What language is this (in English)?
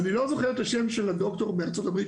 Hebrew